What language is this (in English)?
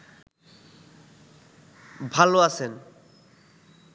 Bangla